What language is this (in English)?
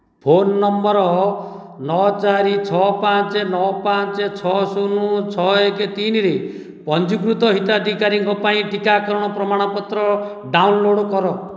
Odia